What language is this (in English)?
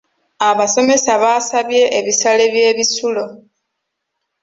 Ganda